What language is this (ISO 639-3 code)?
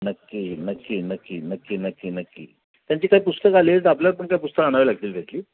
mar